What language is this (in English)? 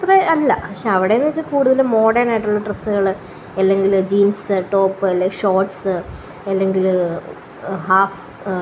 Malayalam